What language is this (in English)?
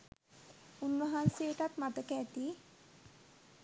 Sinhala